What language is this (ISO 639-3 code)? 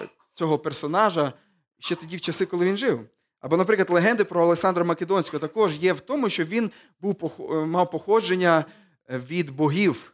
ukr